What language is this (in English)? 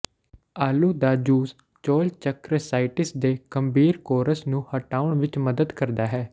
Punjabi